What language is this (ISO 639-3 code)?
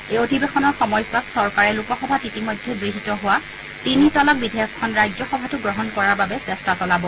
asm